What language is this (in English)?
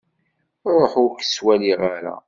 Kabyle